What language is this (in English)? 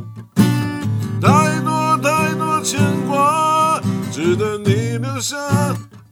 Chinese